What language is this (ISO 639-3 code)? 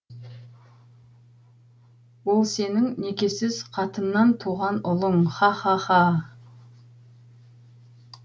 kaz